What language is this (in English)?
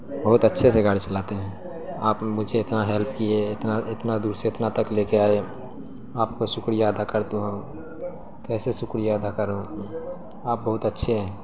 Urdu